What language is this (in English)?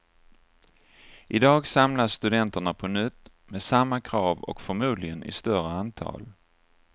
Swedish